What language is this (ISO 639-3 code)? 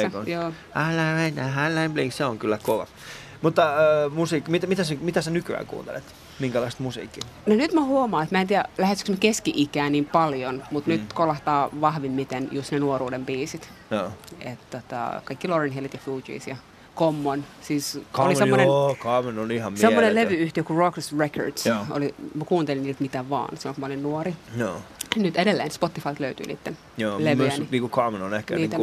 fin